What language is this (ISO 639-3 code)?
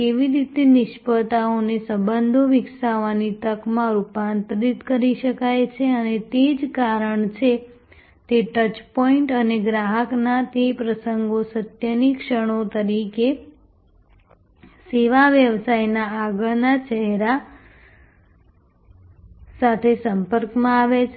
guj